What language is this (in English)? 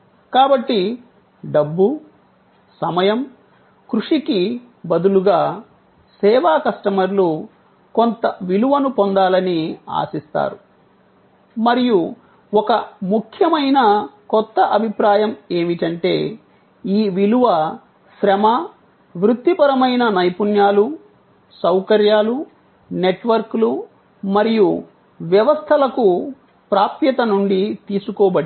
Telugu